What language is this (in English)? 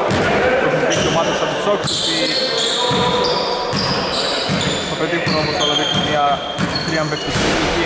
Greek